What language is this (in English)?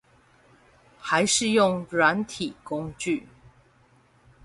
Chinese